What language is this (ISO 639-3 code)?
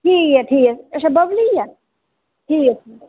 doi